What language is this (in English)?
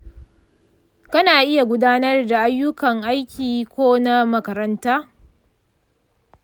Hausa